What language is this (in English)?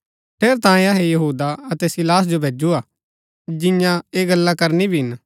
Gaddi